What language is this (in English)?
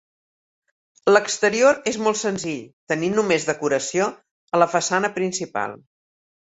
Catalan